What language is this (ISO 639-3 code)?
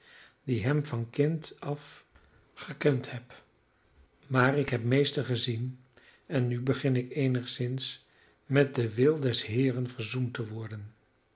nld